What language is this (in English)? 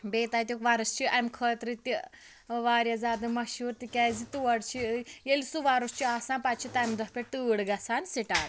Kashmiri